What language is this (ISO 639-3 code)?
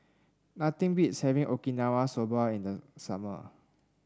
eng